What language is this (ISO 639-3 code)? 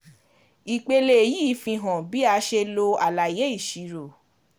yor